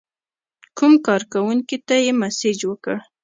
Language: Pashto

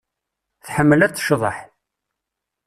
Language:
Kabyle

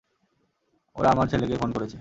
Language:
Bangla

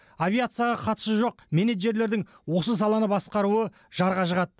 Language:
Kazakh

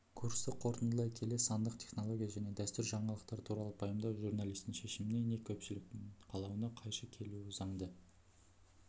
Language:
Kazakh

